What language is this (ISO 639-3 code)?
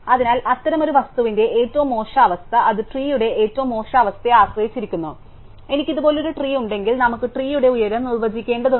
mal